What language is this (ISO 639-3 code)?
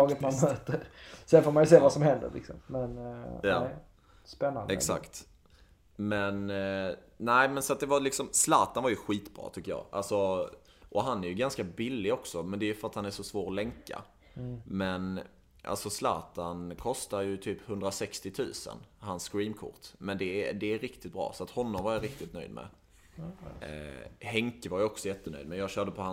swe